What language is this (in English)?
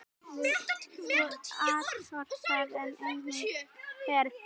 Icelandic